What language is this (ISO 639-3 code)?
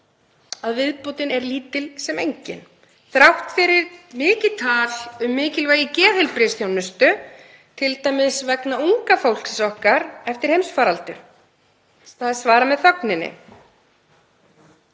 isl